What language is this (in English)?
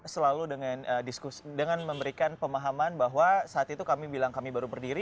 Indonesian